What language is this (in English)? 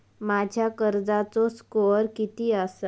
Marathi